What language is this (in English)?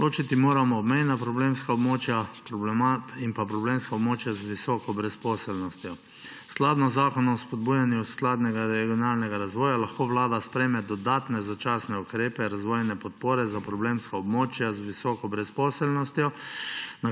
Slovenian